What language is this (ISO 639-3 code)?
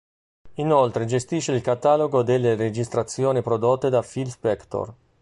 ita